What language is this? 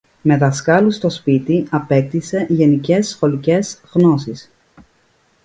Greek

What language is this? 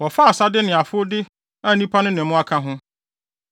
Akan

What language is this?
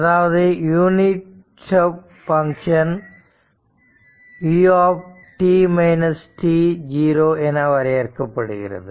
Tamil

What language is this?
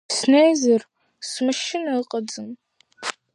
Abkhazian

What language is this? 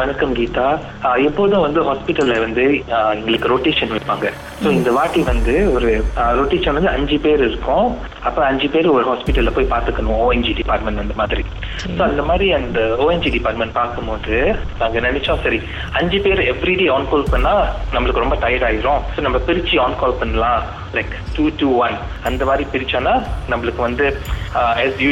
Tamil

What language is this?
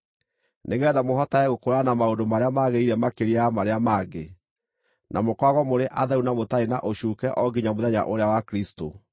Kikuyu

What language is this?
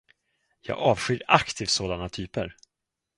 Swedish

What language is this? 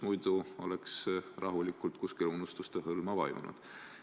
Estonian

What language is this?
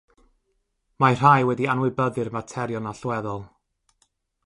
Welsh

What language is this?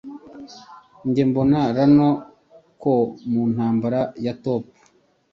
Kinyarwanda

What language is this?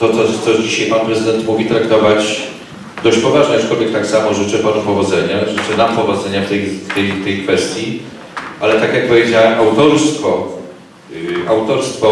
Polish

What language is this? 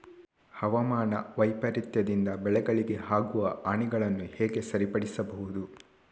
Kannada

